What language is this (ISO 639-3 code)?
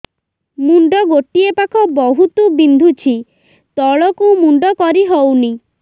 ori